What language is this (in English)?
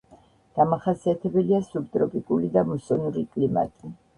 Georgian